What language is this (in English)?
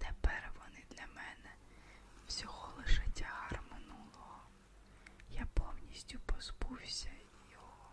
Ukrainian